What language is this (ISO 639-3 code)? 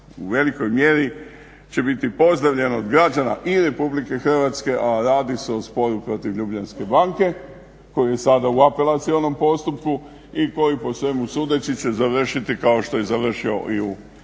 hrv